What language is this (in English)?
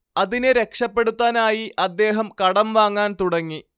Malayalam